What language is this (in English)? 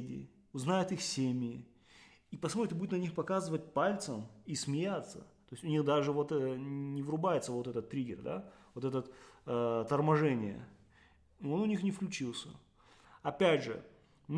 Russian